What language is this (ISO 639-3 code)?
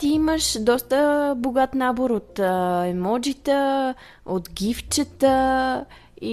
bul